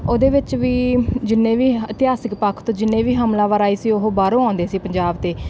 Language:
Punjabi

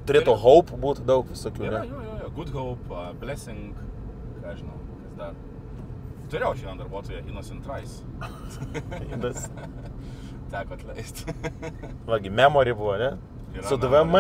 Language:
Lithuanian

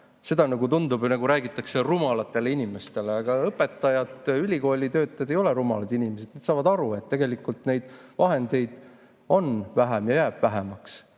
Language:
Estonian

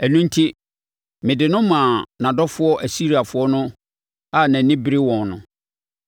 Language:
Akan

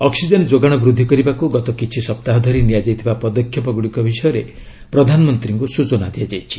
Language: Odia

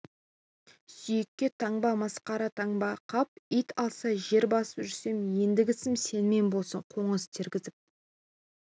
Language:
Kazakh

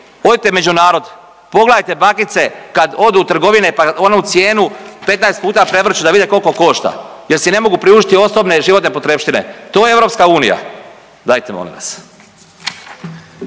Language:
Croatian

